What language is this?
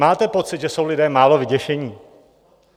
Czech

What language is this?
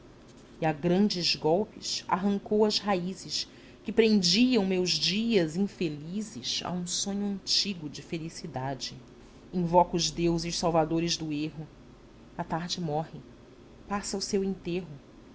Portuguese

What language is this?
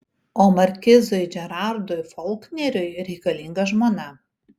Lithuanian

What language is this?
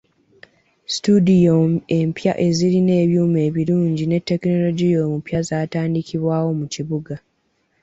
Ganda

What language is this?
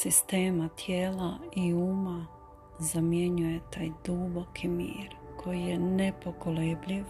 Croatian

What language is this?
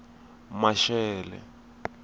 Tsonga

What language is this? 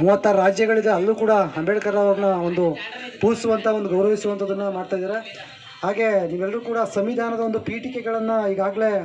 Kannada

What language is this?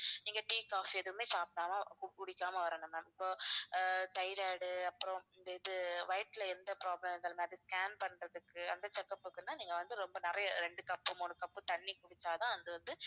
Tamil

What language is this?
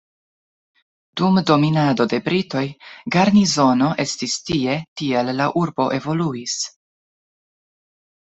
Esperanto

